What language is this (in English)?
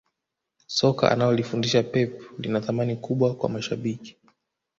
Swahili